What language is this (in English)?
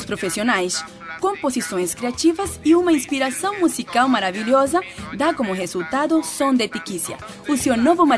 Portuguese